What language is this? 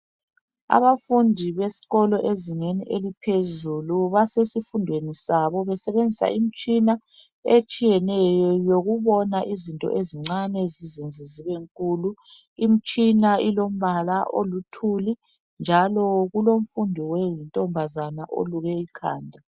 North Ndebele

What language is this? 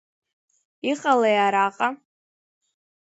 Abkhazian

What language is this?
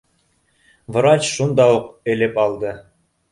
Bashkir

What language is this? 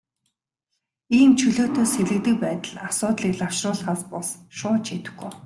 Mongolian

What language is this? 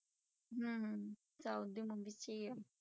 Punjabi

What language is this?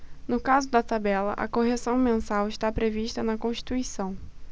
Portuguese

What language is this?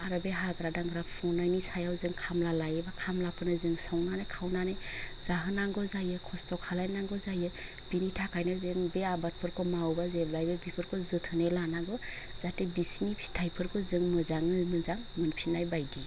Bodo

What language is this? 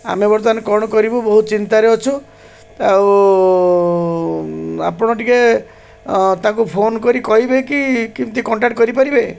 Odia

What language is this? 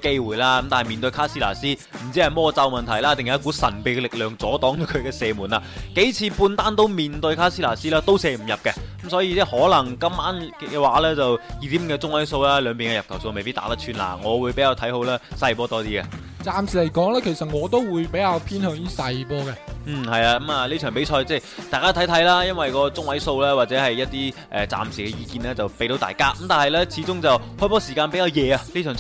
Chinese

